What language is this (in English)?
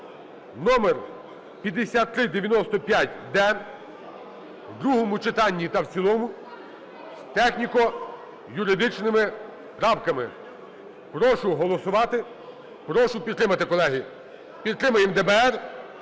Ukrainian